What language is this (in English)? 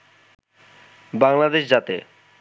Bangla